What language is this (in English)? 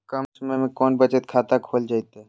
Magahi